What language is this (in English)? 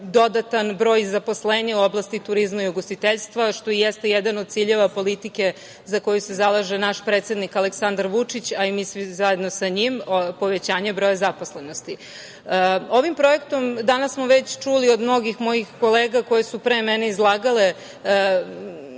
Serbian